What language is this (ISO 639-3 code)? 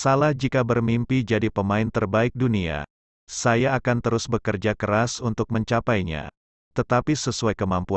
ind